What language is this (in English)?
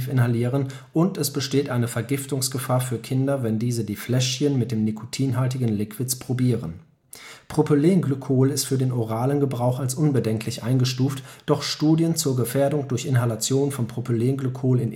German